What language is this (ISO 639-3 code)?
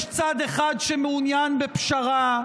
heb